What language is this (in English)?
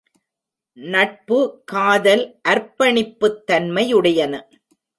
Tamil